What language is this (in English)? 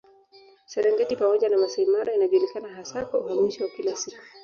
Swahili